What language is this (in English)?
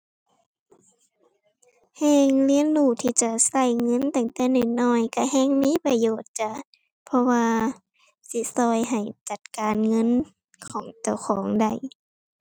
Thai